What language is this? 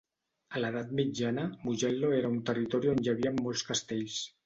Catalan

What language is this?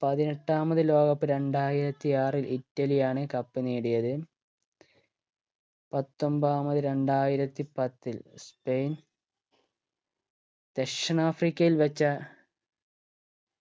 Malayalam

